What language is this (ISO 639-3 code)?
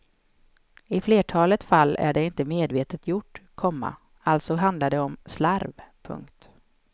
swe